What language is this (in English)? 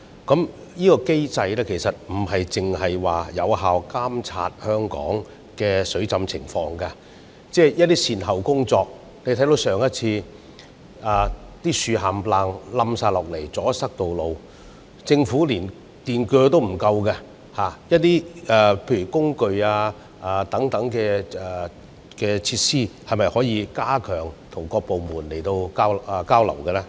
Cantonese